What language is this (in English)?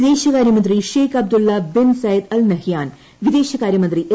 Malayalam